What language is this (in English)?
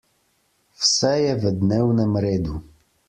Slovenian